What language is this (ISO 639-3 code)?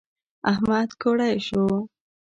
pus